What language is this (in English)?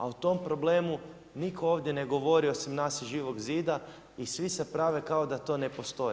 Croatian